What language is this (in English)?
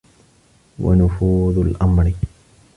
Arabic